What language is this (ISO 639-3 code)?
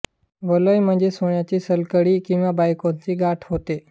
mar